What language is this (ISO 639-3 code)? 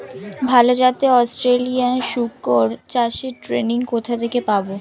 ben